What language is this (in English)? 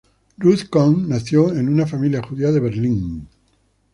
Spanish